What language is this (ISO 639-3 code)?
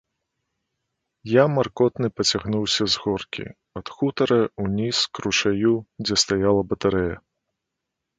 bel